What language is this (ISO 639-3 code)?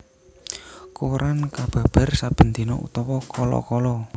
jav